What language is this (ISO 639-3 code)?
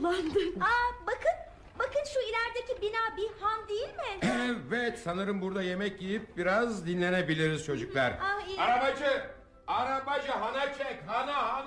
tur